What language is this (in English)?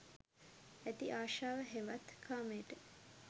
Sinhala